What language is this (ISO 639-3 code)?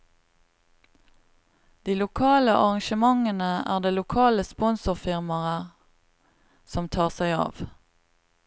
nor